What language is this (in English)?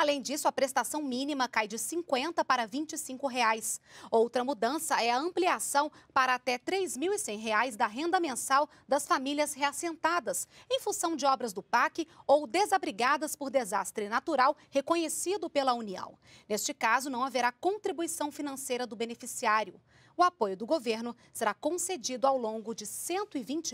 Portuguese